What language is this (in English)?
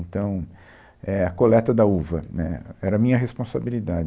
Portuguese